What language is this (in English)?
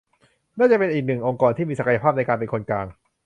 Thai